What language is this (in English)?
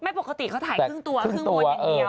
Thai